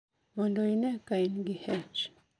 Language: Luo (Kenya and Tanzania)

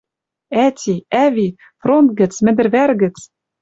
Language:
Western Mari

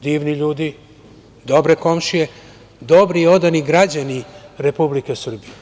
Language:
Serbian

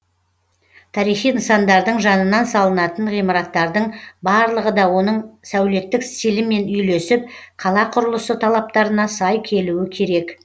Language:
Kazakh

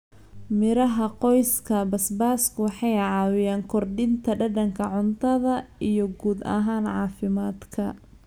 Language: Somali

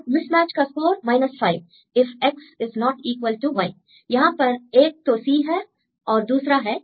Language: Hindi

